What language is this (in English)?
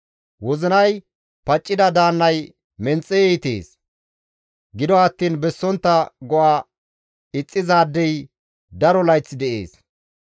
Gamo